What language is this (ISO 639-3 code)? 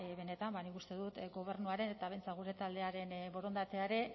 eus